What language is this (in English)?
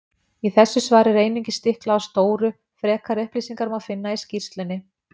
Icelandic